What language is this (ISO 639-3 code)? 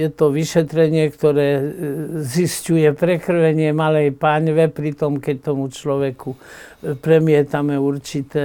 slk